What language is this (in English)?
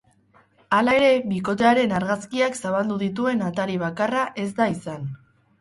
Basque